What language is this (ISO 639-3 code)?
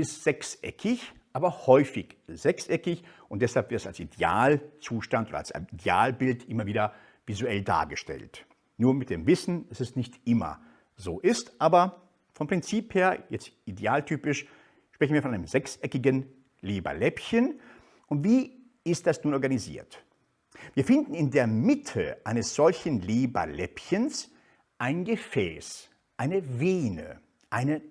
deu